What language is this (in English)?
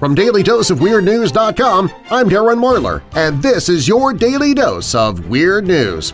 English